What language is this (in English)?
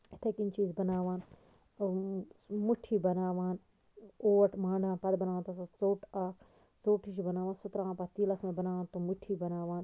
Kashmiri